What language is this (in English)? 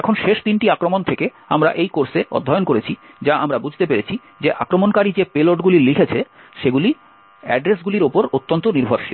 Bangla